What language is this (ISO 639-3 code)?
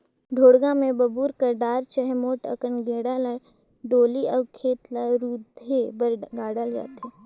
hne